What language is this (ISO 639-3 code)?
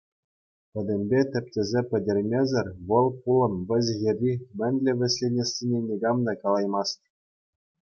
chv